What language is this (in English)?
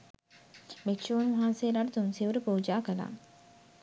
Sinhala